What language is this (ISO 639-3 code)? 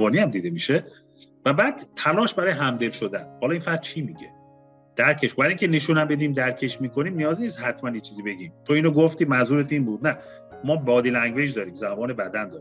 fas